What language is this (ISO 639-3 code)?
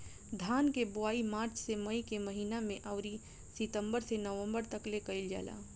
bho